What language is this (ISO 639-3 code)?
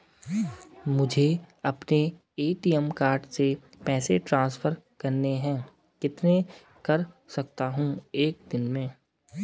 hin